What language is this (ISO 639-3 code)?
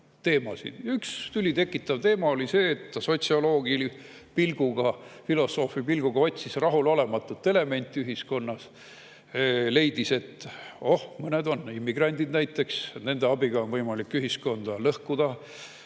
est